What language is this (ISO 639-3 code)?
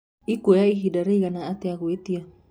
kik